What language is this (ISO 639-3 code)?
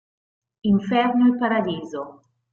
ita